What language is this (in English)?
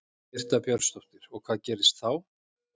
Icelandic